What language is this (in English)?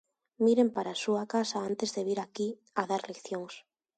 Galician